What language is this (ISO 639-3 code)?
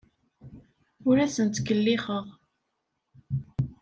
kab